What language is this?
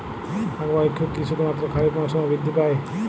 Bangla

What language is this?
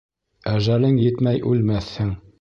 Bashkir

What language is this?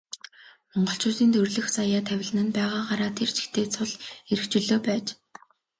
Mongolian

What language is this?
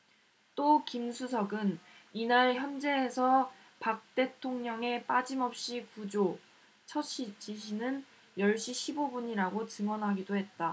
Korean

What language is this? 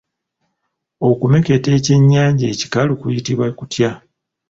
Ganda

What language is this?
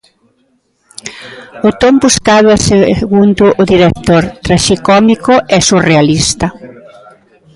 Galician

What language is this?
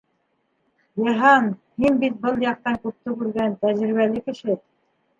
Bashkir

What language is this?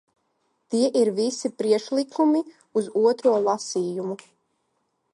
Latvian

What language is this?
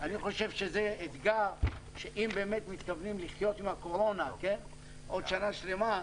Hebrew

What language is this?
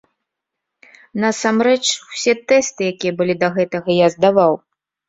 Belarusian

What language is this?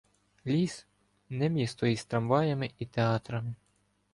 Ukrainian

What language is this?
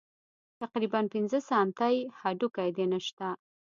Pashto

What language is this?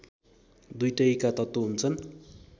Nepali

